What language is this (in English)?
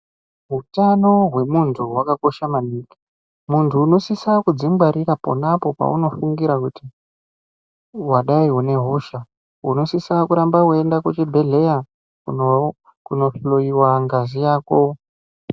Ndau